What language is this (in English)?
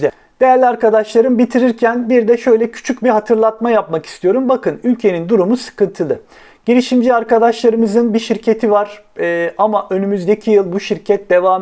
Turkish